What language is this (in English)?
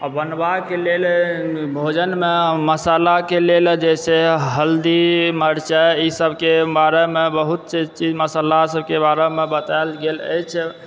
Maithili